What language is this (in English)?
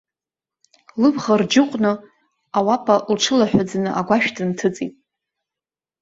Abkhazian